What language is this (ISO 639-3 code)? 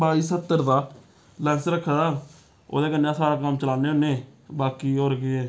doi